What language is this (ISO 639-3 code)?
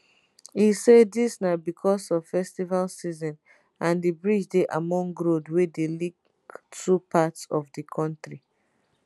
pcm